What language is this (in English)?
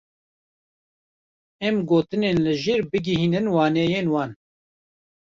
Kurdish